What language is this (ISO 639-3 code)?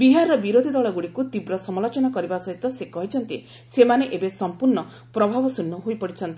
ori